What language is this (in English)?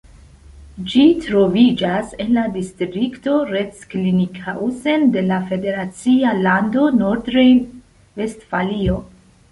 Esperanto